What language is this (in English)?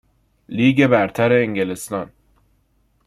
Persian